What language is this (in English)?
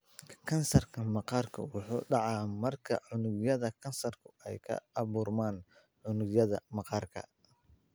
Somali